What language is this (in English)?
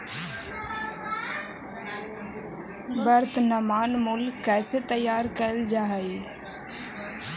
Magahi